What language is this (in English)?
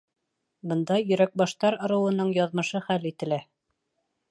Bashkir